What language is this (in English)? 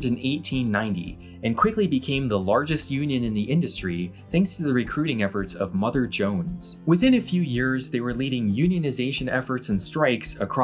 English